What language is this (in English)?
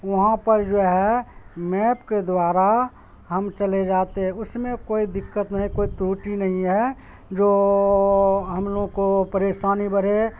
Urdu